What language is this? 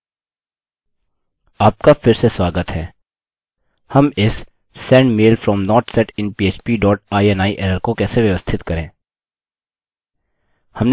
Hindi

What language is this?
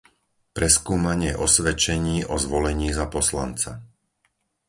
Slovak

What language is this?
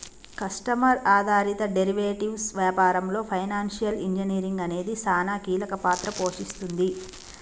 Telugu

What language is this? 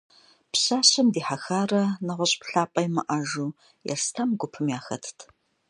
Kabardian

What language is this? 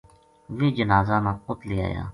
Gujari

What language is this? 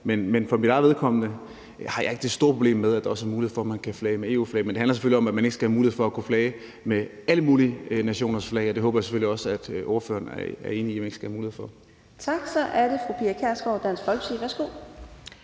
Danish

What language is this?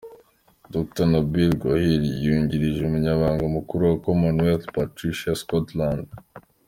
Kinyarwanda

